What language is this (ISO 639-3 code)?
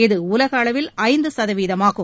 tam